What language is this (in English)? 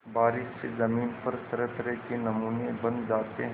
Hindi